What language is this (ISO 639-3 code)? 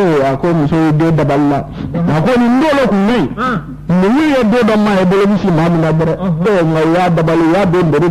fra